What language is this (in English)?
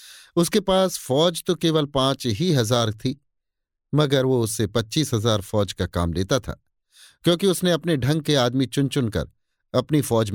Hindi